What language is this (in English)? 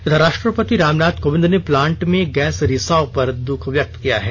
Hindi